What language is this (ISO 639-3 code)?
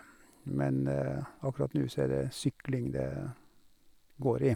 nor